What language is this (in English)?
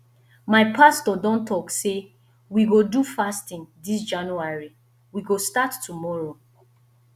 Nigerian Pidgin